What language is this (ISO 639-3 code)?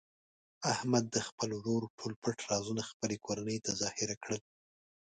pus